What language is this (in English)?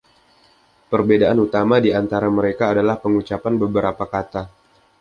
Indonesian